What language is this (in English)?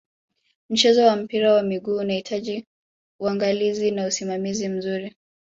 Swahili